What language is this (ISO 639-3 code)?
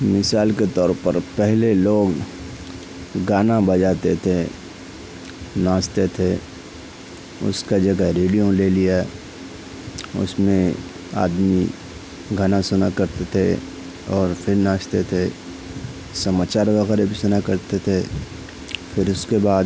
urd